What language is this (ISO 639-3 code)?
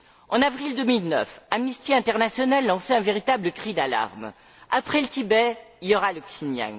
fra